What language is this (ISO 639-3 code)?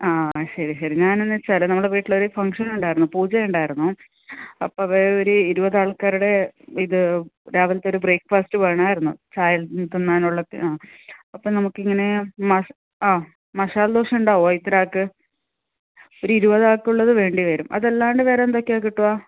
mal